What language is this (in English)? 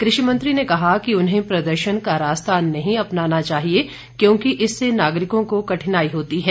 Hindi